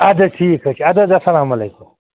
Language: Kashmiri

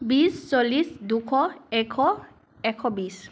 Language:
Assamese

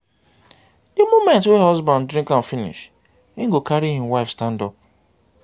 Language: Nigerian Pidgin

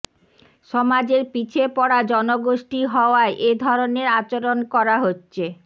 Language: Bangla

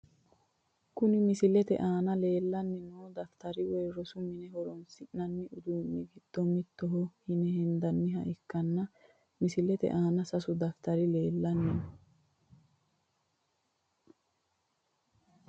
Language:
Sidamo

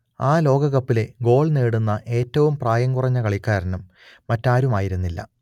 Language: Malayalam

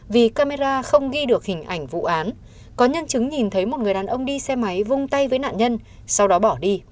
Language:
Vietnamese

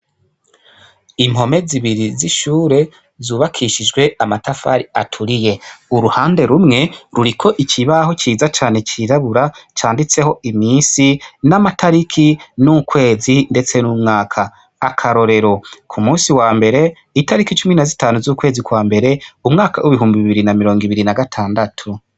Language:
Rundi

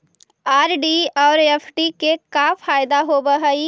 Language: Magahi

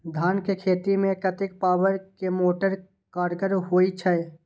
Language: Maithili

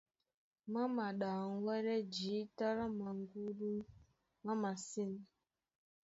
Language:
Duala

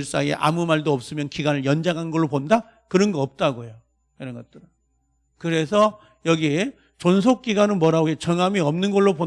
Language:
Korean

